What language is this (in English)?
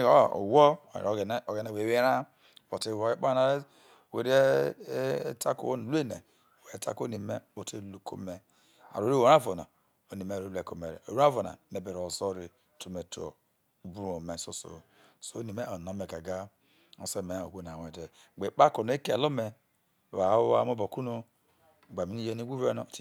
Isoko